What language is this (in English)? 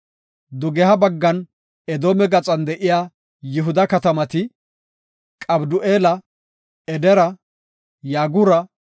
Gofa